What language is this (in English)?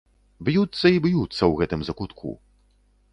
Belarusian